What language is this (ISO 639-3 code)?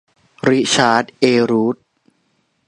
tha